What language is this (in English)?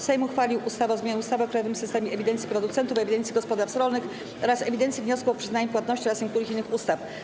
Polish